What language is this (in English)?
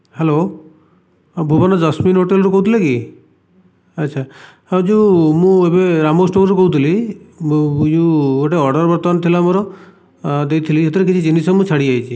Odia